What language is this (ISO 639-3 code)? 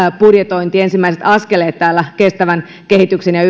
fin